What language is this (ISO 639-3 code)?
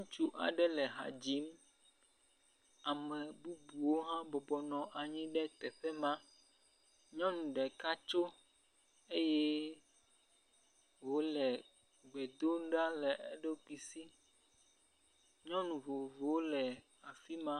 ewe